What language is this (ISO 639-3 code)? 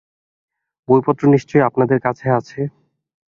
ben